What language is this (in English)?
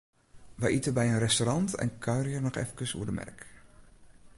Western Frisian